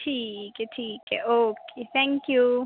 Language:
Punjabi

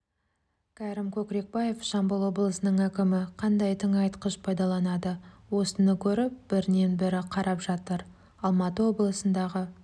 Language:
Kazakh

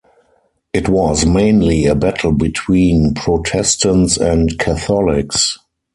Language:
English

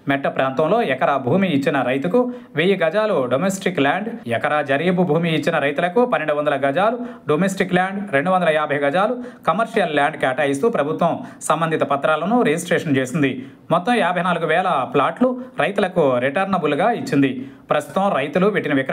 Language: Telugu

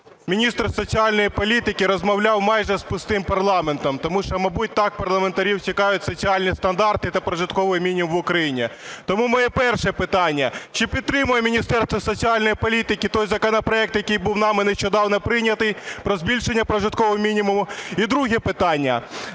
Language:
Ukrainian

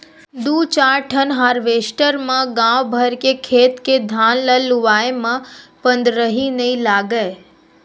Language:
Chhattisgarhi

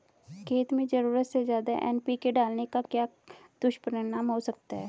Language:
Hindi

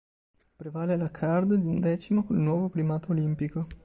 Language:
Italian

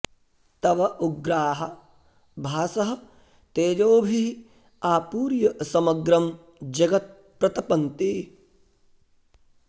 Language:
Sanskrit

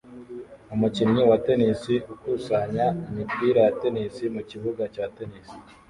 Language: Kinyarwanda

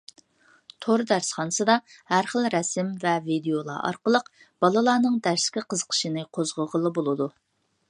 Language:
Uyghur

